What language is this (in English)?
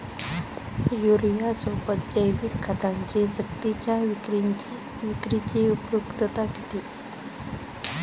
Marathi